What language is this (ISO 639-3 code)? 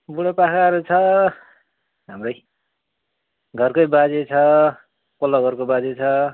nep